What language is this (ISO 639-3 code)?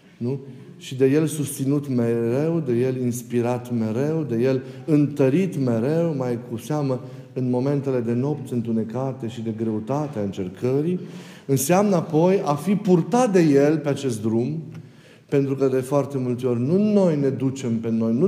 ron